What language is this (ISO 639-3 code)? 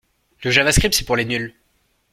fra